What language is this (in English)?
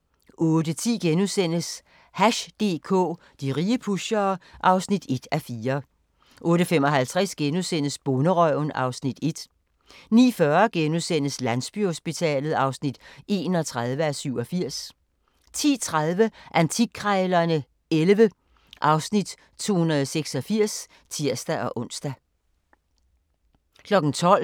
Danish